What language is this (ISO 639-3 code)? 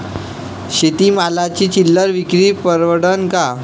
mar